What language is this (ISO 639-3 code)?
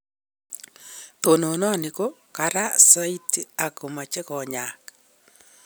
kln